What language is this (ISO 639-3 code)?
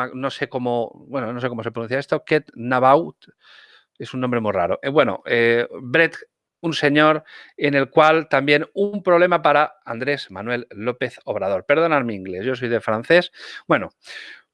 spa